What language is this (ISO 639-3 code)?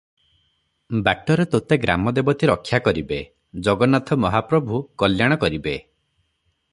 ori